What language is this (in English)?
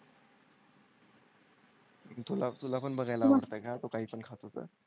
Marathi